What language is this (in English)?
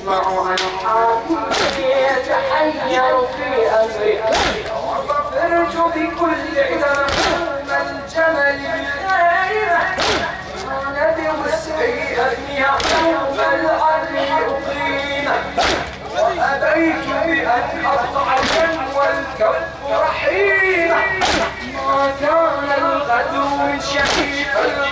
Arabic